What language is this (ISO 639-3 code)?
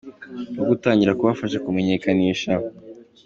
kin